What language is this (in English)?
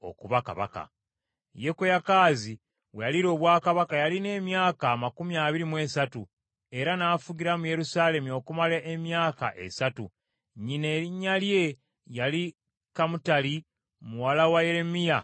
Ganda